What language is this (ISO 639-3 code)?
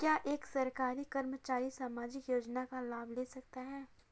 hin